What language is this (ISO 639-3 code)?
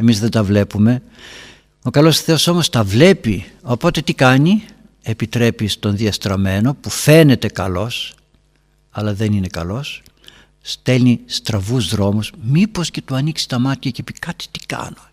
ell